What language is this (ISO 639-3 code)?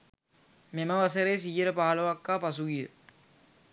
sin